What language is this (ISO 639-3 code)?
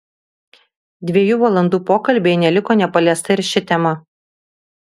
lit